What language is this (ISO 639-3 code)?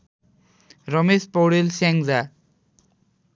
nep